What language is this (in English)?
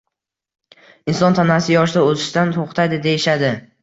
Uzbek